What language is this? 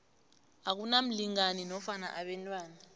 South Ndebele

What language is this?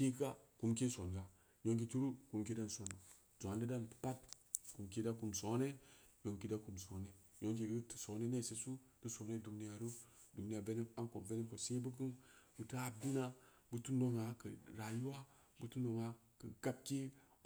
Samba Leko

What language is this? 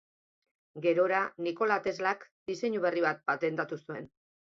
Basque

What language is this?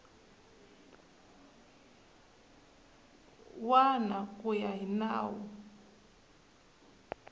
Tsonga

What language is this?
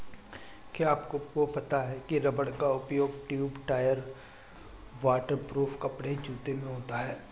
Hindi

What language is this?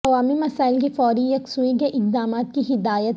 Urdu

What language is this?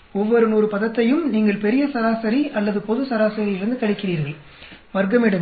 Tamil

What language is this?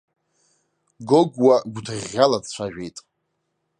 Abkhazian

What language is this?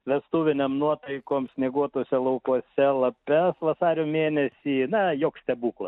Lithuanian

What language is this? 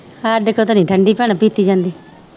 Punjabi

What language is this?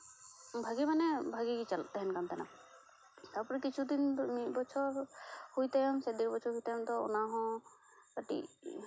Santali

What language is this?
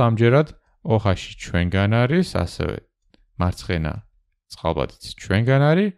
German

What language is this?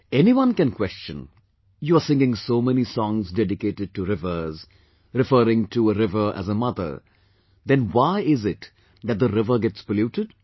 English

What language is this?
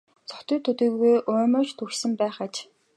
Mongolian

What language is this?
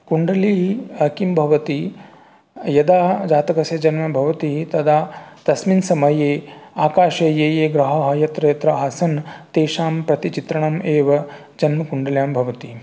Sanskrit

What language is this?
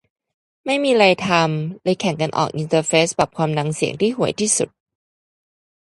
Thai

